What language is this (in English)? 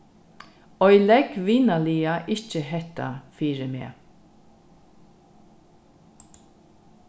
Faroese